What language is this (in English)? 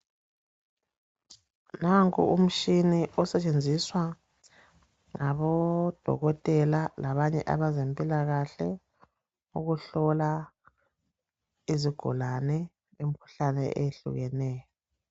North Ndebele